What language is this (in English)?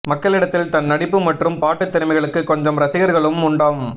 Tamil